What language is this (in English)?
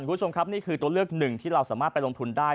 Thai